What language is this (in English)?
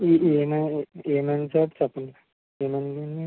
Telugu